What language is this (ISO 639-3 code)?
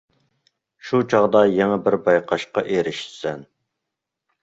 uig